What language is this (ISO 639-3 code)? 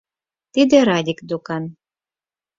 chm